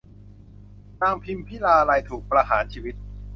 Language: Thai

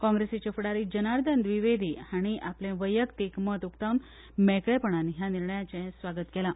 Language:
Konkani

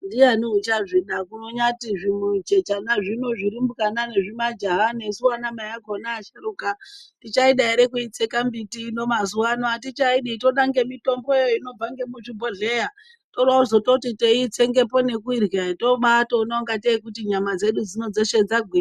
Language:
Ndau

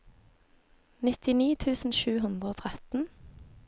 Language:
Norwegian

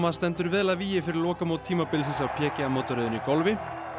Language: Icelandic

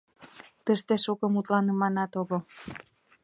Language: Mari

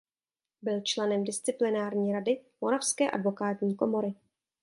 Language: Czech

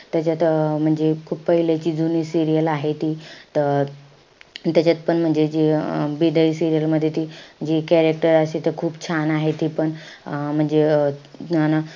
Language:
Marathi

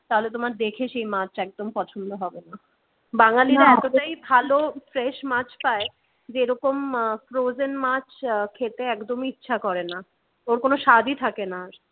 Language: Bangla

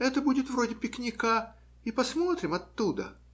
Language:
Russian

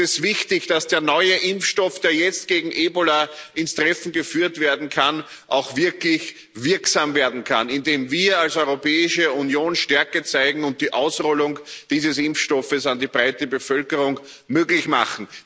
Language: German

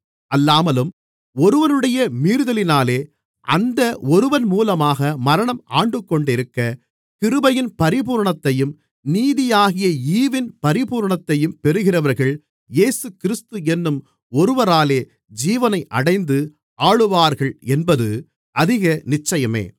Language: Tamil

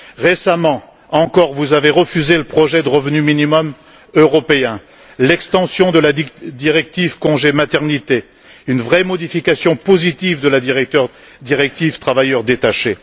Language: French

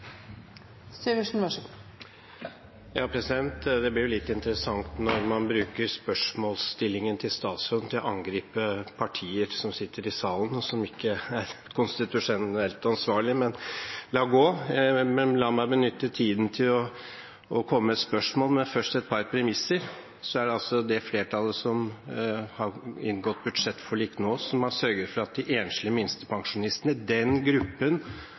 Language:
Norwegian Bokmål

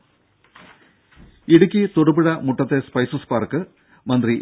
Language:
Malayalam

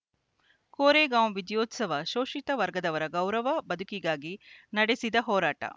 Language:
Kannada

